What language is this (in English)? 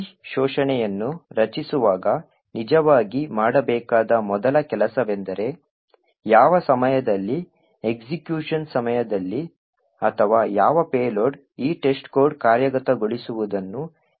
Kannada